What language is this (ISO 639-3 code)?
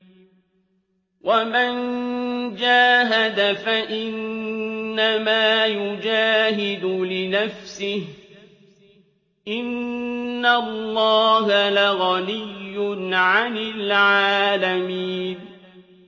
ara